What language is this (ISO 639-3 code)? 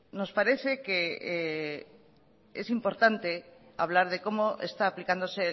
spa